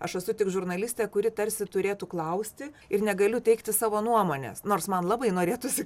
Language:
Lithuanian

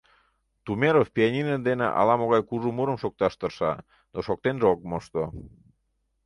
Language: Mari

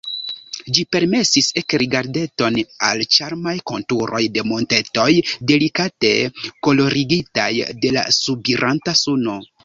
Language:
Esperanto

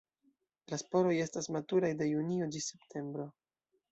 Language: Esperanto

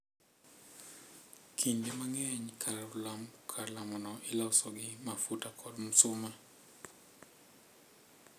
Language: Luo (Kenya and Tanzania)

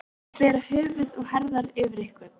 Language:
Icelandic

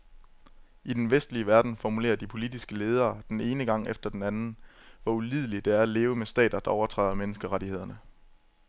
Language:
Danish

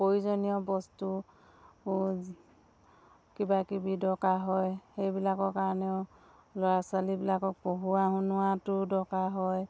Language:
Assamese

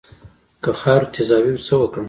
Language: Pashto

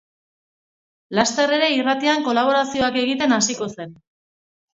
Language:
Basque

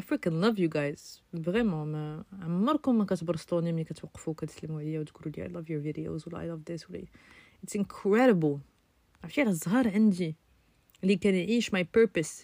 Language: Arabic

